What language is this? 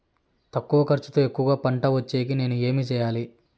Telugu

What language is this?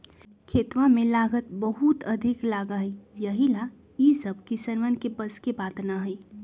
Magahi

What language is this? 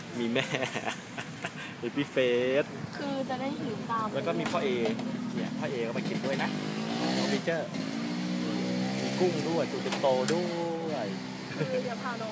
Thai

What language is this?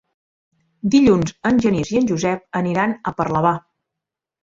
Catalan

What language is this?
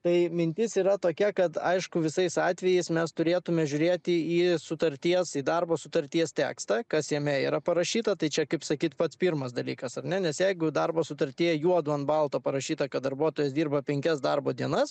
Lithuanian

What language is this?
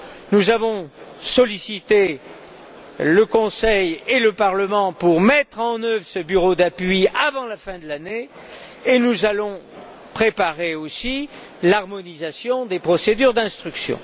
French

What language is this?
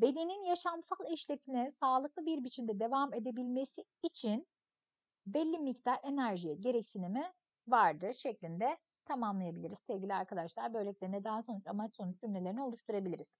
Turkish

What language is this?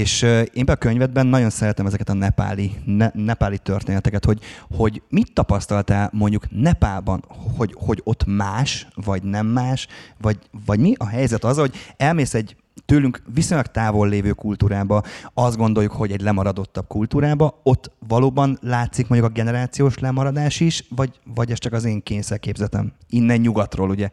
Hungarian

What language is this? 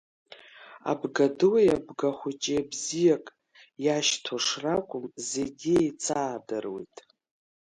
Abkhazian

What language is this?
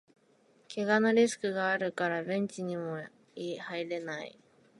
Japanese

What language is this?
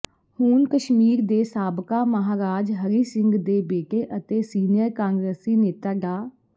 Punjabi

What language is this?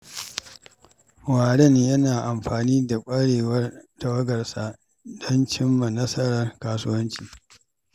Hausa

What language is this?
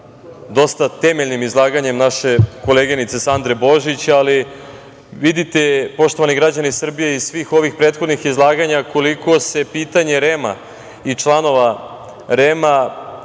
Serbian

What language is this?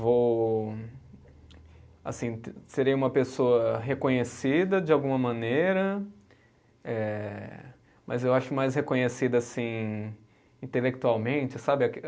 Portuguese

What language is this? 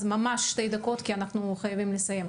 Hebrew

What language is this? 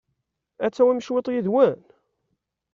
Kabyle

